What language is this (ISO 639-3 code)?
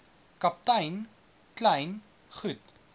afr